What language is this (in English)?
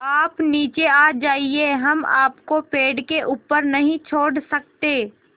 Hindi